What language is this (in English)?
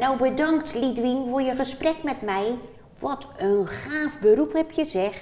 Dutch